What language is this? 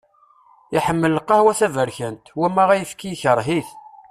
Kabyle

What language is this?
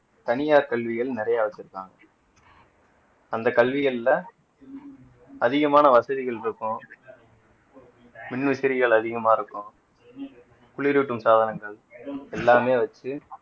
Tamil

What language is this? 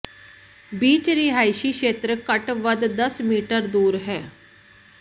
Punjabi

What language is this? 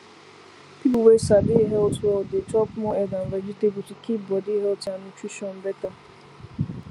Nigerian Pidgin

